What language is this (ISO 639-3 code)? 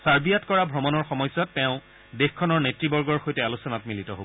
asm